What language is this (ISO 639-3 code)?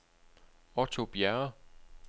dan